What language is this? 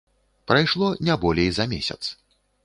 Belarusian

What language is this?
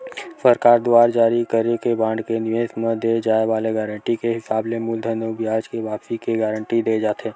Chhattisgarhi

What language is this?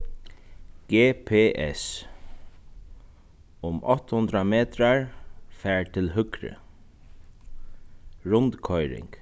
Faroese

